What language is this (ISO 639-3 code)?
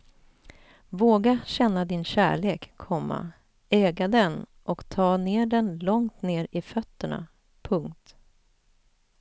swe